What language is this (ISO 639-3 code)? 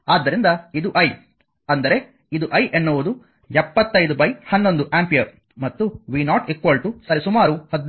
kan